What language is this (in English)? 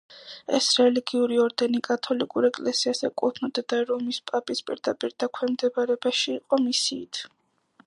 Georgian